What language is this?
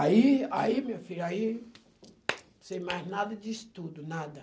Portuguese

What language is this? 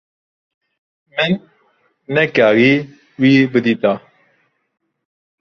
Kurdish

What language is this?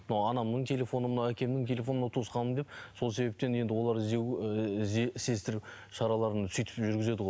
Kazakh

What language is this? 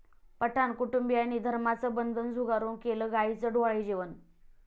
Marathi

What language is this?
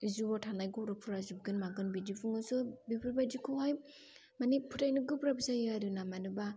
Bodo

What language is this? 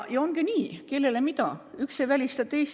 Estonian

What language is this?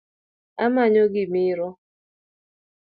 Luo (Kenya and Tanzania)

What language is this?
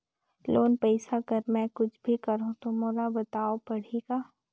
Chhattisgarhi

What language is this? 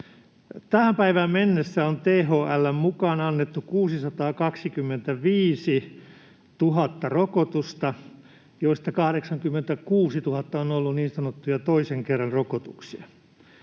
Finnish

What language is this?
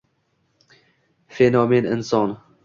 Uzbek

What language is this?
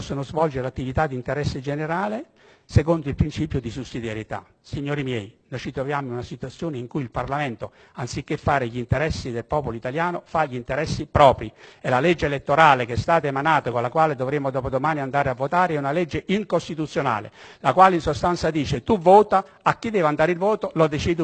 Italian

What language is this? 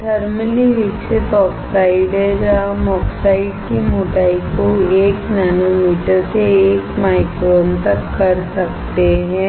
Hindi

